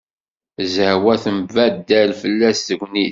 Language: Kabyle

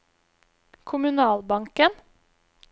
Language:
Norwegian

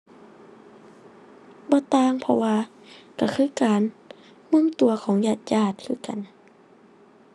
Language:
Thai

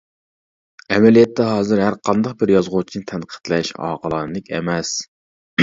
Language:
Uyghur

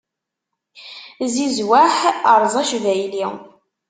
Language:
Kabyle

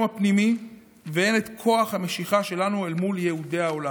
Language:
Hebrew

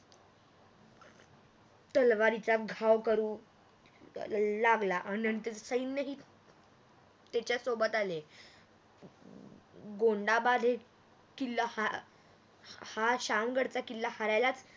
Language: Marathi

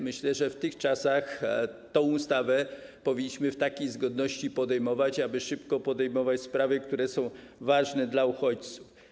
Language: Polish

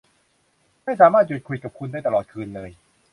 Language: Thai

